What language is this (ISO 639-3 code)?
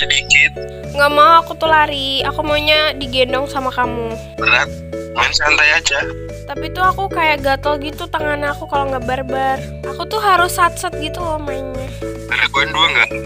ind